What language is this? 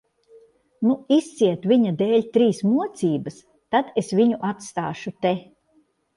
Latvian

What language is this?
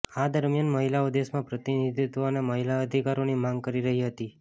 Gujarati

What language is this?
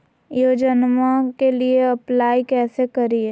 Magahi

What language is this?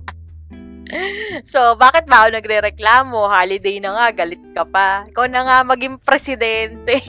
Filipino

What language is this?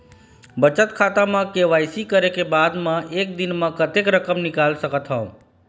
Chhattisgarhi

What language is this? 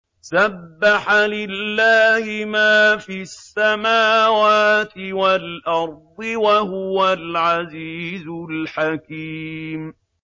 Arabic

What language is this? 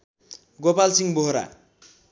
Nepali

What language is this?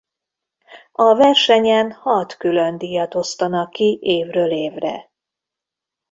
Hungarian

